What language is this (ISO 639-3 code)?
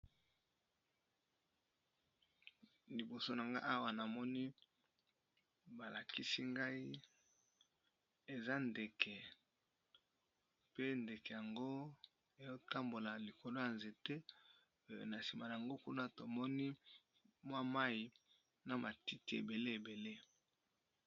lin